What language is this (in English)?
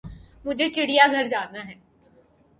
Urdu